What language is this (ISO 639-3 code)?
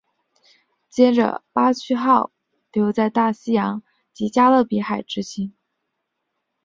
zho